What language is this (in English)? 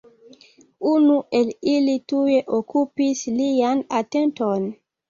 Esperanto